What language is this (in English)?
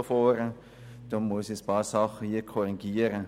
Swiss German